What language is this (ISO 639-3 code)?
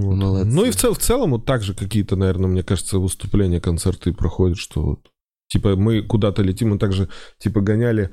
rus